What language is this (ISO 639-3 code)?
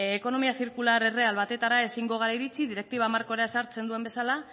eus